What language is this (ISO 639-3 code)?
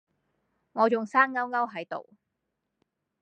yue